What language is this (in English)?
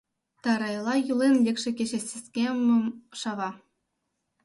Mari